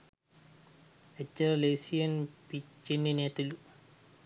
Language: Sinhala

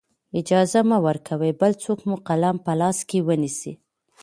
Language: Pashto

